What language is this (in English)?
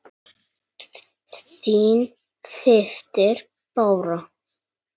Icelandic